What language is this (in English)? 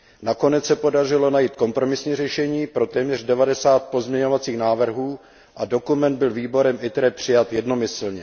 Czech